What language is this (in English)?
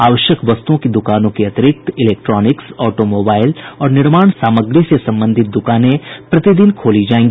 Hindi